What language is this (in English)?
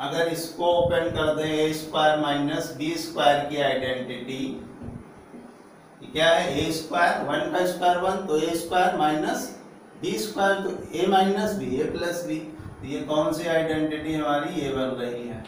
Hindi